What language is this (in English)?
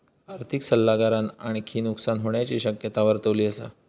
Marathi